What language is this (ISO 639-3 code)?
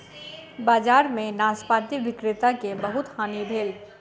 mai